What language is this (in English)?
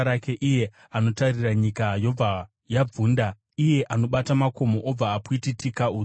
Shona